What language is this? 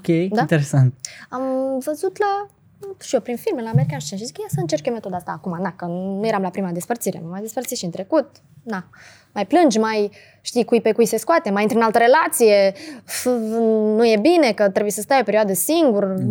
Romanian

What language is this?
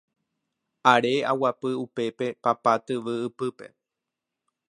Guarani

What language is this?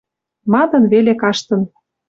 Western Mari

